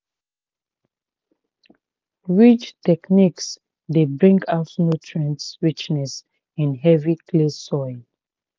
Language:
Nigerian Pidgin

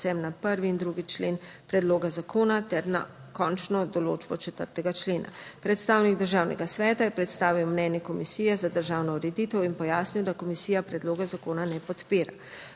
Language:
Slovenian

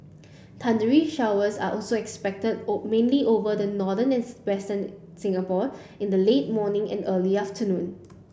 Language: English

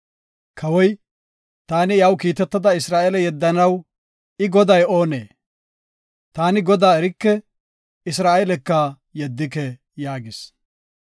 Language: Gofa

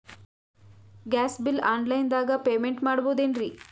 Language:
Kannada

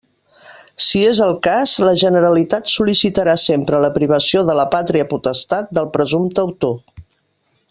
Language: Catalan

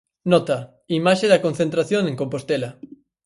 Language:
Galician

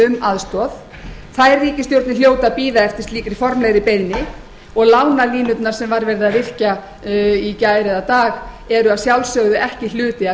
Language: Icelandic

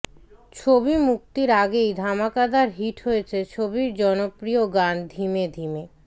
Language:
Bangla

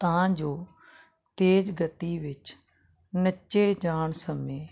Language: Punjabi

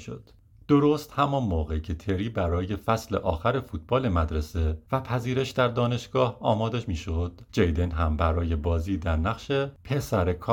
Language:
Persian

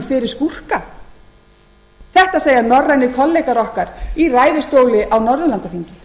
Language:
Icelandic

